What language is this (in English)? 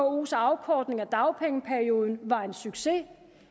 Danish